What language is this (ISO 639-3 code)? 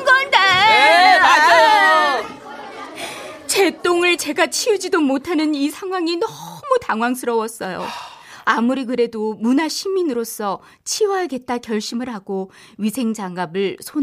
kor